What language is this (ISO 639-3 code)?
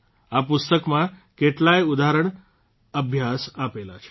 guj